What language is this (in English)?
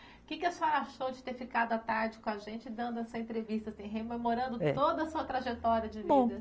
Portuguese